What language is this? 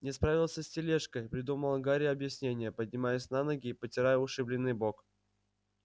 Russian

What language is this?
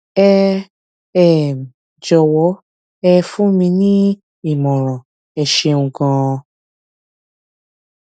Yoruba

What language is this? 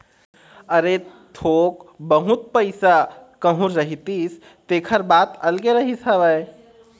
Chhattisgarhi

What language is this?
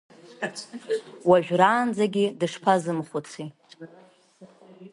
Abkhazian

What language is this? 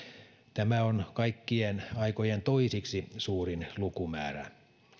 Finnish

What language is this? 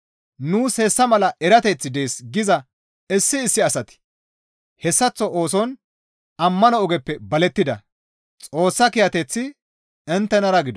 Gamo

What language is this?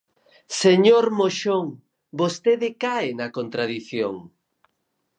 Galician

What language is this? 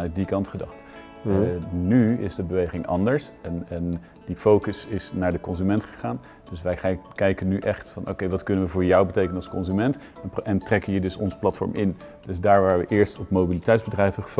Dutch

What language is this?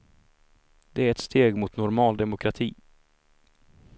Swedish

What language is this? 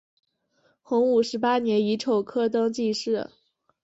Chinese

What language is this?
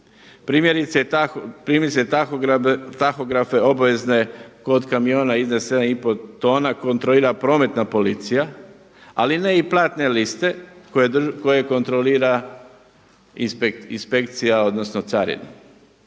Croatian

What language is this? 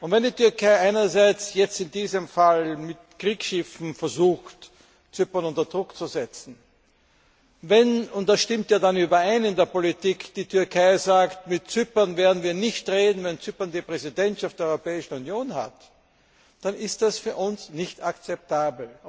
German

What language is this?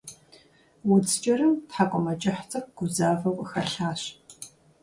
Kabardian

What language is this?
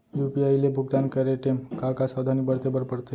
Chhattisgarhi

